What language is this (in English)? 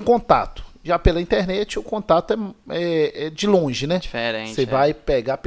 Portuguese